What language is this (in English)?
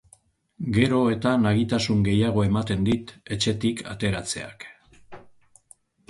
Basque